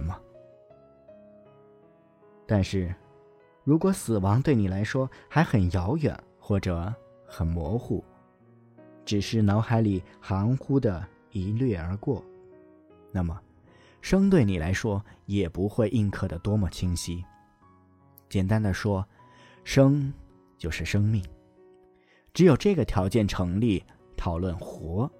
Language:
Chinese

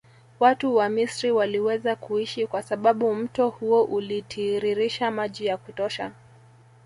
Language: Swahili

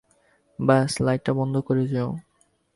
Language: Bangla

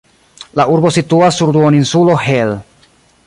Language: Esperanto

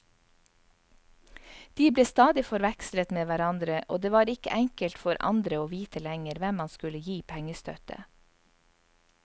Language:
Norwegian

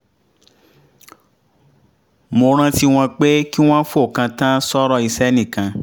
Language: Yoruba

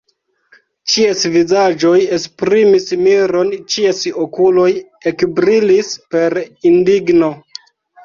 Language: Esperanto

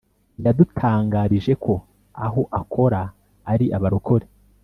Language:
Kinyarwanda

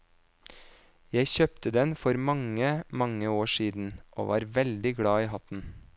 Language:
Norwegian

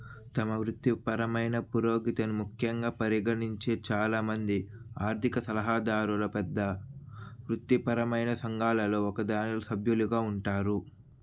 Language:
Telugu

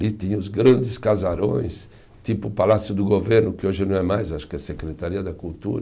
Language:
Portuguese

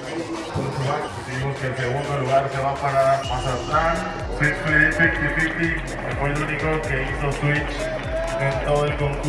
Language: Spanish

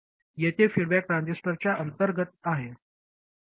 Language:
Marathi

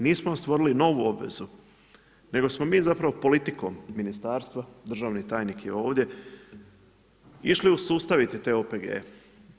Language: Croatian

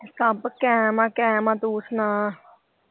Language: Punjabi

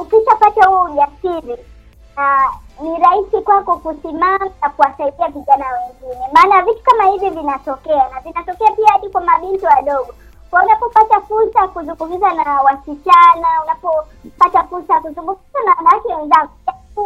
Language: Swahili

